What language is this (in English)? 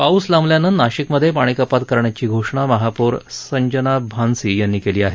Marathi